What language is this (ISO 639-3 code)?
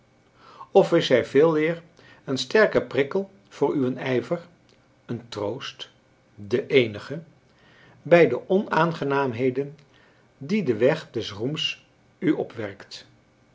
nld